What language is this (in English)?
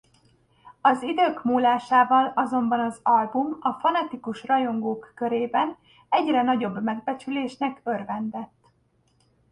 Hungarian